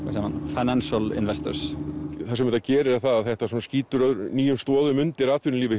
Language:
Icelandic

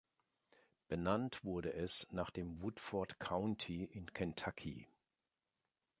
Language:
German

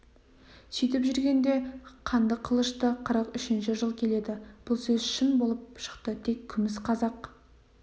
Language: Kazakh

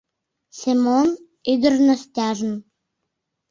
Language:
Mari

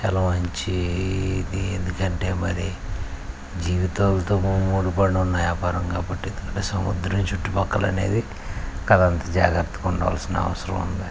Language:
Telugu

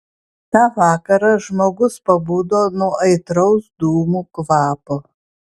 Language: Lithuanian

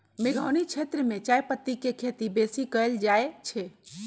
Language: Magahi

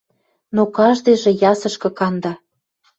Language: Western Mari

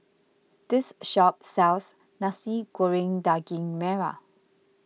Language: English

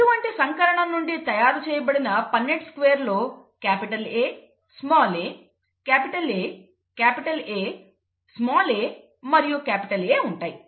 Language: Telugu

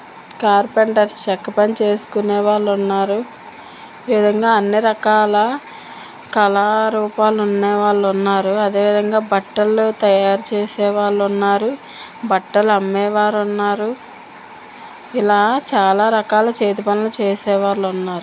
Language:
Telugu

